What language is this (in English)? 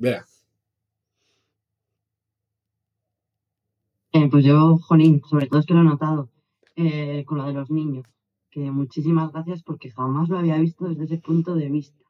Spanish